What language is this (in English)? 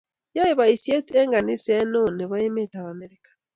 Kalenjin